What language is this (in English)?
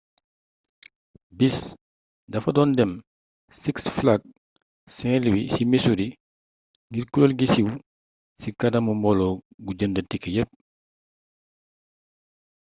Wolof